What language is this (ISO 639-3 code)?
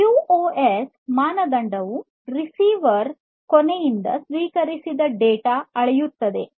kan